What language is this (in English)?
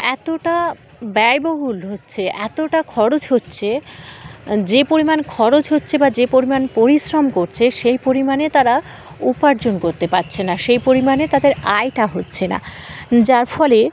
Bangla